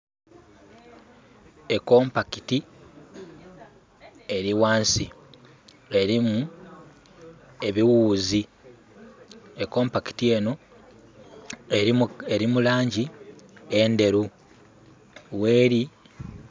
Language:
Soga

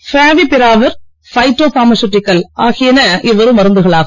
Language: Tamil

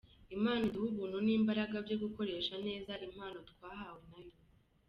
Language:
Kinyarwanda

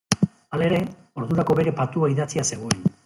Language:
Basque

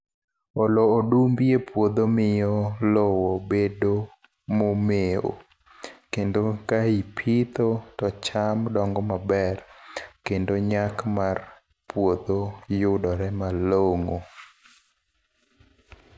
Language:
Luo (Kenya and Tanzania)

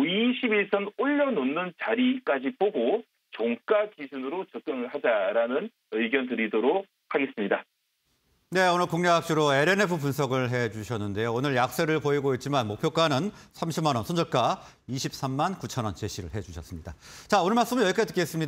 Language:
Korean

